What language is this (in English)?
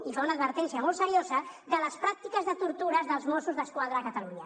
Catalan